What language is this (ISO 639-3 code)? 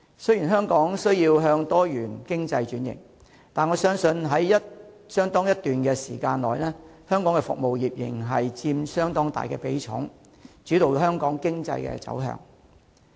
yue